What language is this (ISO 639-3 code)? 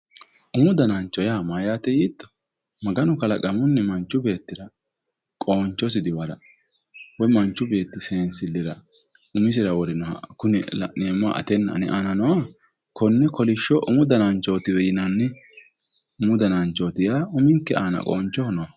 sid